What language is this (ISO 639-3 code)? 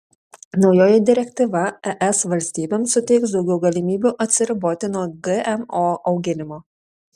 lit